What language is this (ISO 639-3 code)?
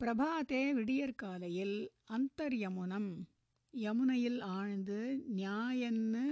tam